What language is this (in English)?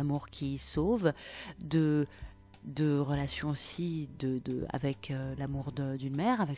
French